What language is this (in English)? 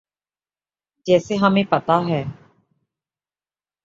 Urdu